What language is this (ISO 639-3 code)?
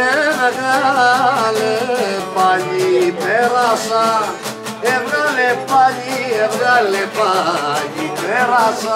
ell